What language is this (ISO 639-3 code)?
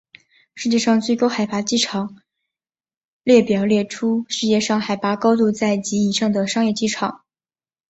zho